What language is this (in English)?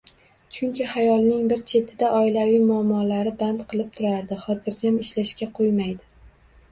Uzbek